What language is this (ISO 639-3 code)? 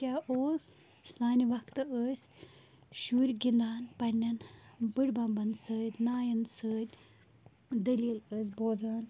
kas